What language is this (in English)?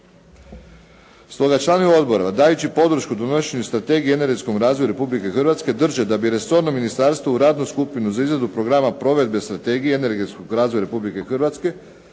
Croatian